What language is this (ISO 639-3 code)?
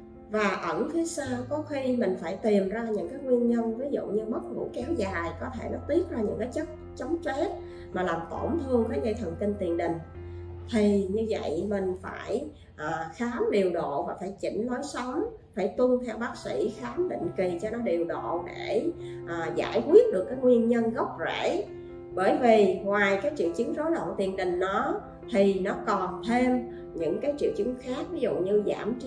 vie